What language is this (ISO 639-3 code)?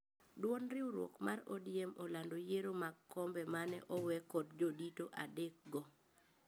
luo